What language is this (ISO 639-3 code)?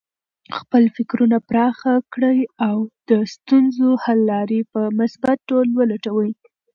pus